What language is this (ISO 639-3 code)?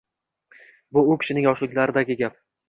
uzb